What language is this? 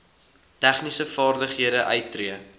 Afrikaans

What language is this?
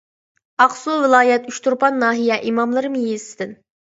Uyghur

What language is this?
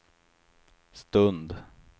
Swedish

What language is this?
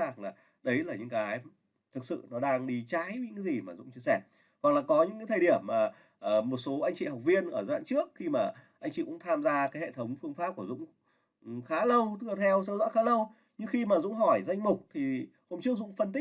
Vietnamese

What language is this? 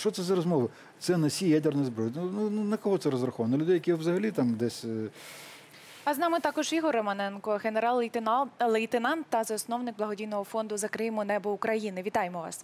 Ukrainian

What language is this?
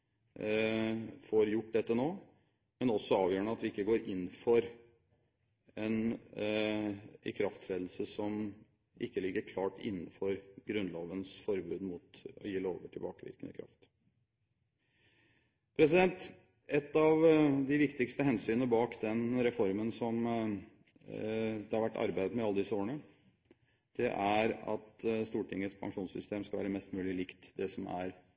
Norwegian Bokmål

